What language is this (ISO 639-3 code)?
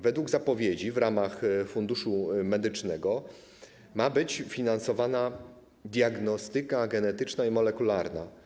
pol